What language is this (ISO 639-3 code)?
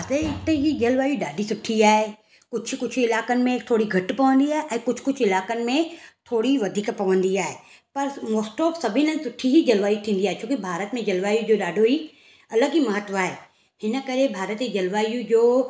snd